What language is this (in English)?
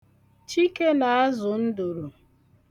Igbo